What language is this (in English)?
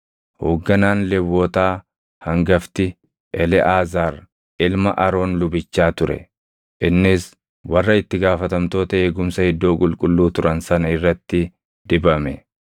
Oromo